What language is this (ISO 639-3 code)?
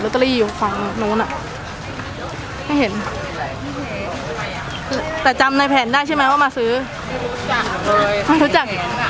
tha